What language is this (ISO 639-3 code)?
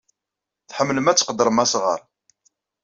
kab